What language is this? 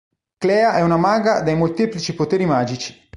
Italian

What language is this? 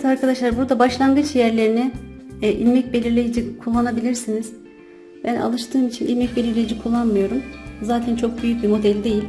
Turkish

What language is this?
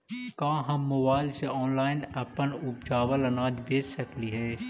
Magahi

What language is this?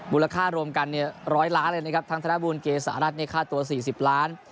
Thai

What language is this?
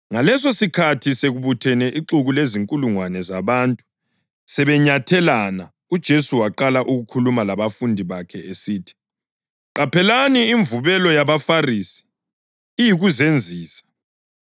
North Ndebele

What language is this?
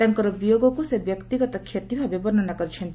Odia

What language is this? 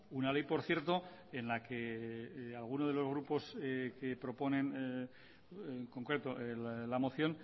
Spanish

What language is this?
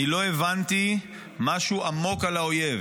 Hebrew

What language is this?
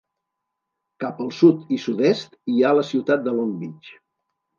Catalan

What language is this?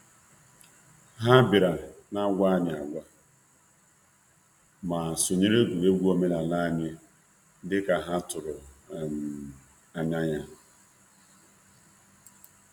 Igbo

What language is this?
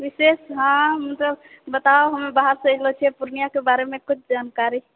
Maithili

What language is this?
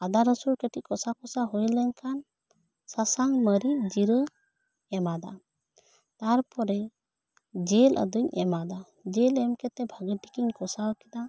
Santali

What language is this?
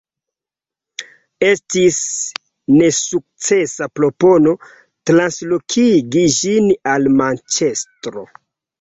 Esperanto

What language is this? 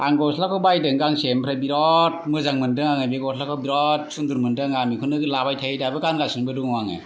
Bodo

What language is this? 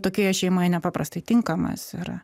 Lithuanian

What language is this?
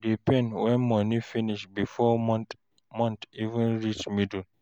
Nigerian Pidgin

